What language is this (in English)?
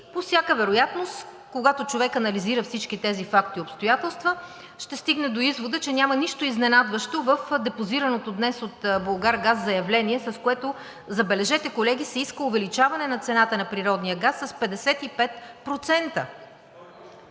Bulgarian